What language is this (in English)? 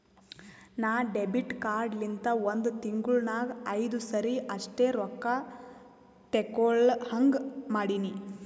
Kannada